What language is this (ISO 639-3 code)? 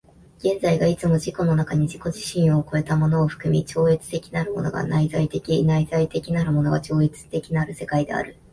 jpn